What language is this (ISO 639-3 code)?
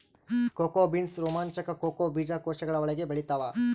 kan